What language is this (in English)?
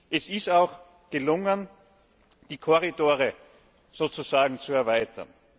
German